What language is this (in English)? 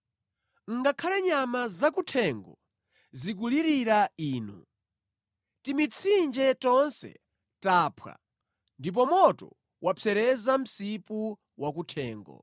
Nyanja